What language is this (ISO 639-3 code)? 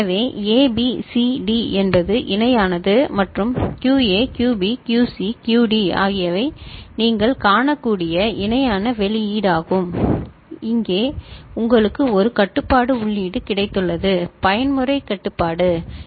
tam